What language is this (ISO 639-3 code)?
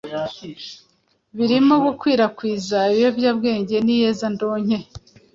kin